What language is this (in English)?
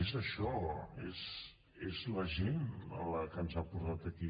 Catalan